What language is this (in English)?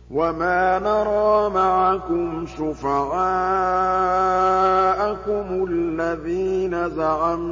Arabic